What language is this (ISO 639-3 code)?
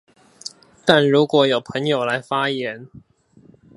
zho